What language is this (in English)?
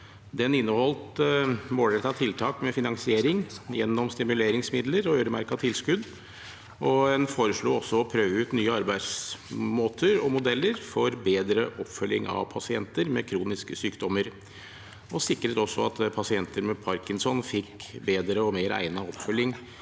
Norwegian